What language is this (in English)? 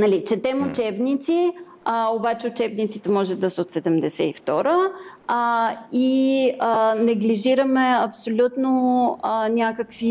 Bulgarian